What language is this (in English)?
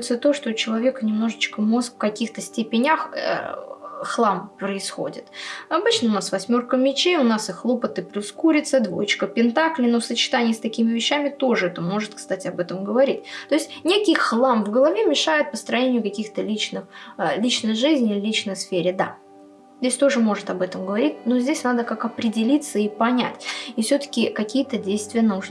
Russian